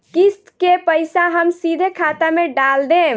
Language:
Bhojpuri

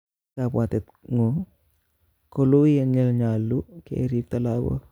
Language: Kalenjin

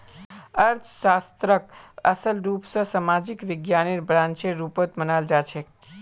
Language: Magahi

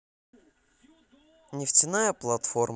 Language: Russian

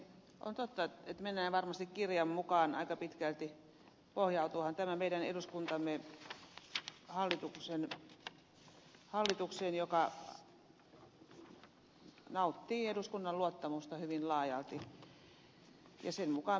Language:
Finnish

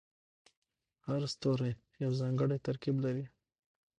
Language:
Pashto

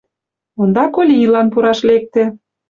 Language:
Mari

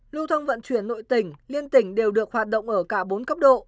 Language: Vietnamese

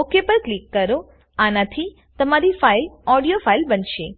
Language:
Gujarati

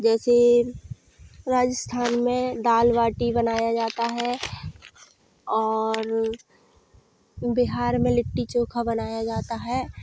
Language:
Hindi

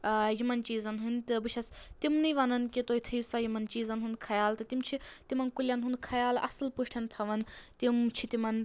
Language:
Kashmiri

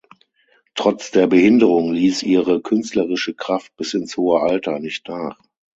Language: German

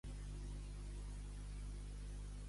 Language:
Catalan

